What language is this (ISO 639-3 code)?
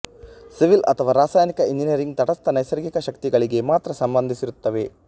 kan